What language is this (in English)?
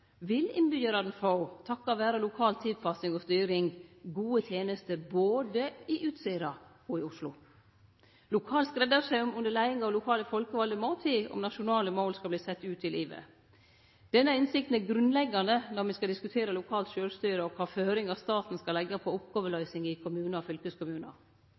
Norwegian Nynorsk